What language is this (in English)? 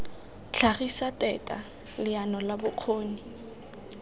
Tswana